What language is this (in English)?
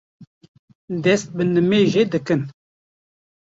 Kurdish